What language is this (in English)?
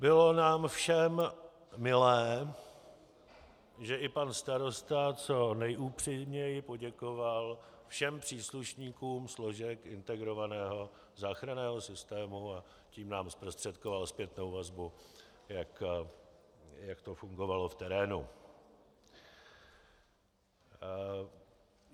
Czech